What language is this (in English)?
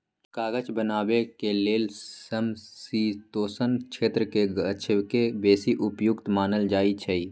Magahi